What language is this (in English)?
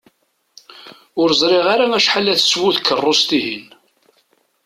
Kabyle